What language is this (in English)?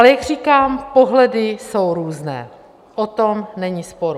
Czech